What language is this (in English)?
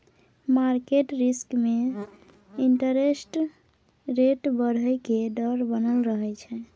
Maithili